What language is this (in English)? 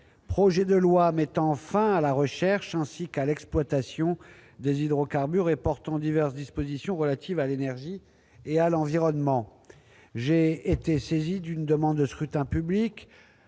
French